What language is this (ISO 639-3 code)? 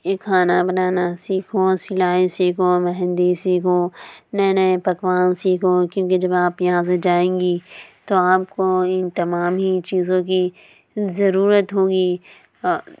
urd